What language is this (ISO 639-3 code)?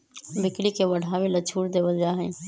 mag